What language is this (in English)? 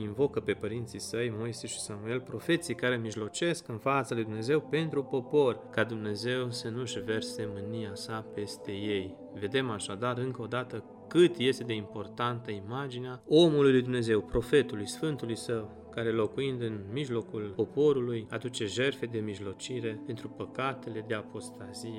Romanian